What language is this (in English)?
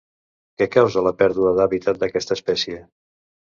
Catalan